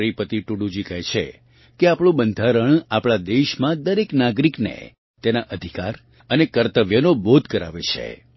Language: Gujarati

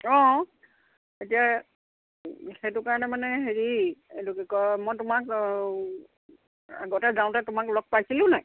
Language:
Assamese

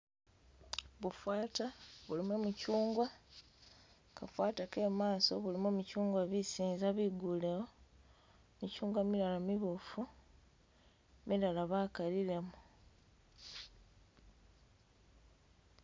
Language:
Masaaba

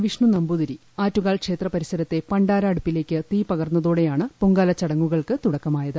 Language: Malayalam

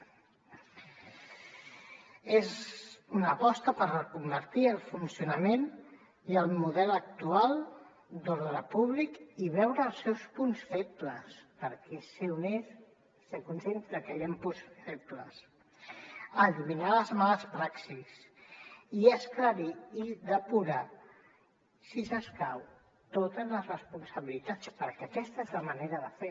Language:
Catalan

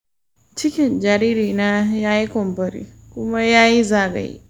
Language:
Hausa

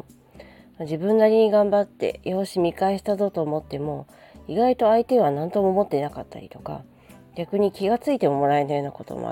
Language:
Japanese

